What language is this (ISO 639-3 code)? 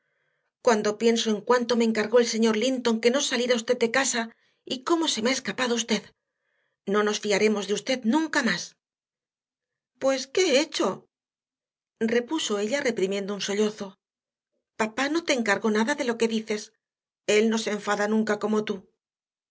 spa